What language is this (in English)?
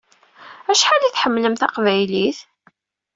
Kabyle